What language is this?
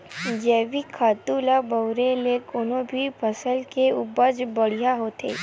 Chhattisgarhi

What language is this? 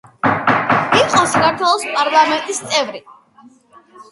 Georgian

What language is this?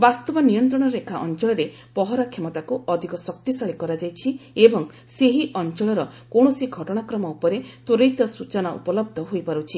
Odia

